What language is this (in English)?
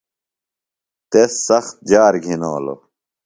Phalura